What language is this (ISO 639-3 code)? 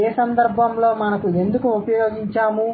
tel